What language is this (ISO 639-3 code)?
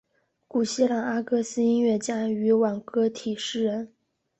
zho